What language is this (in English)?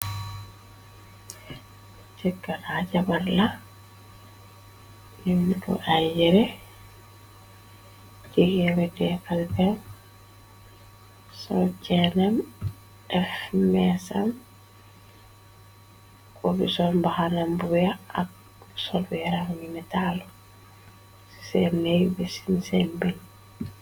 Wolof